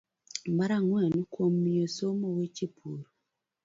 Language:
Luo (Kenya and Tanzania)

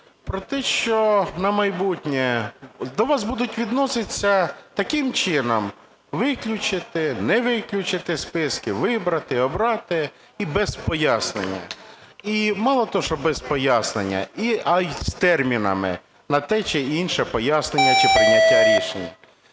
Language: Ukrainian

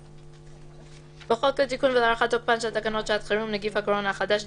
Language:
Hebrew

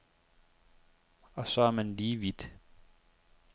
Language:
Danish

